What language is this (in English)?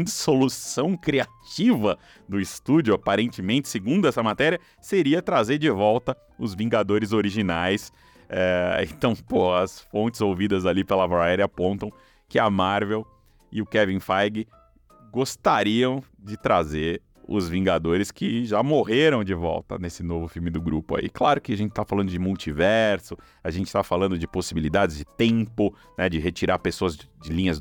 Portuguese